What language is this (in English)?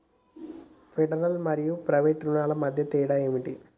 Telugu